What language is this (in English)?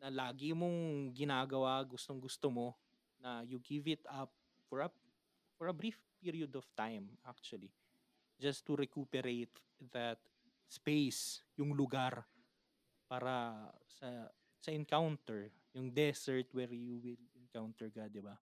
Filipino